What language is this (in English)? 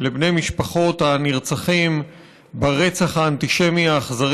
Hebrew